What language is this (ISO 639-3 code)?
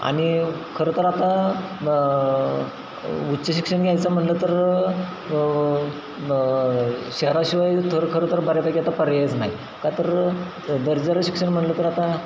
mar